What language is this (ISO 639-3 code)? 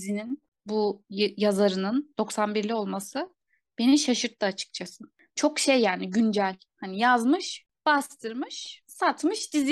tur